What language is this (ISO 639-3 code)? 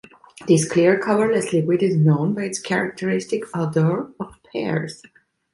eng